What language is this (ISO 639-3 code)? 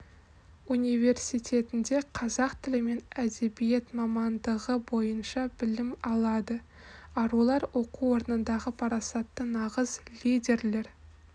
kaz